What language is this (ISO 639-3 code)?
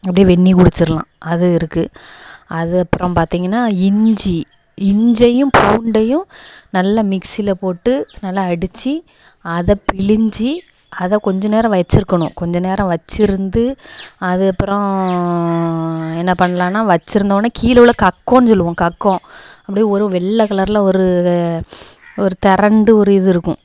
tam